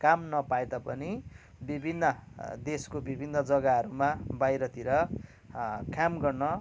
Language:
Nepali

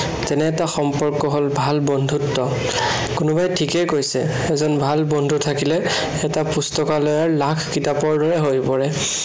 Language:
Assamese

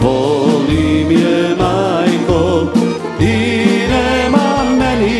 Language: Romanian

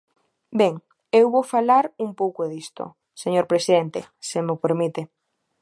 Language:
Galician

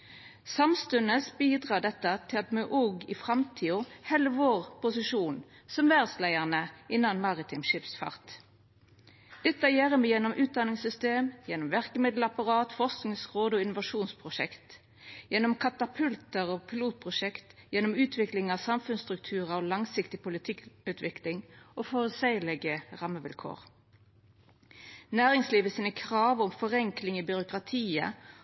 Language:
Norwegian Nynorsk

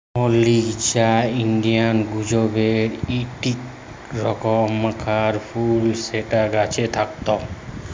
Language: Bangla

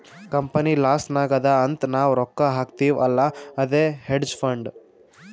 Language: Kannada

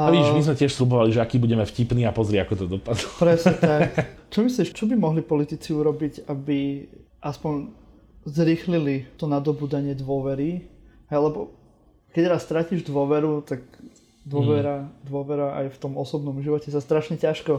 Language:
Slovak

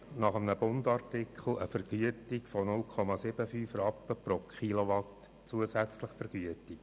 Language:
Swiss German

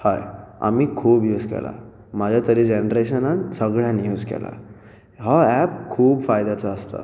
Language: Konkani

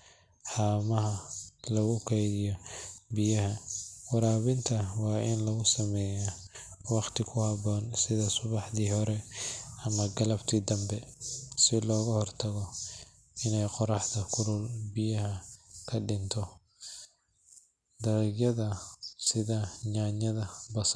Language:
Somali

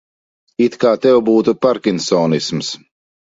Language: Latvian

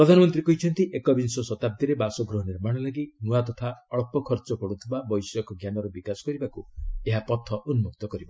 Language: Odia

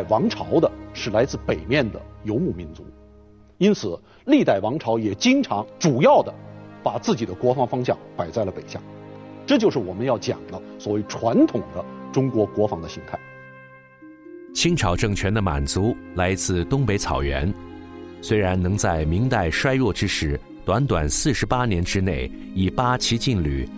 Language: Chinese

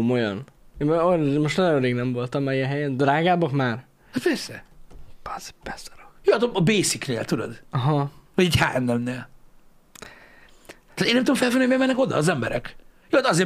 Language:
Hungarian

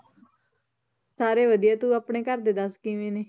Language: Punjabi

